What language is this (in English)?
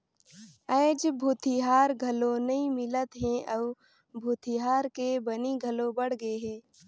Chhattisgarhi